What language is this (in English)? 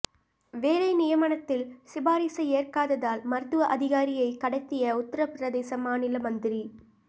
Tamil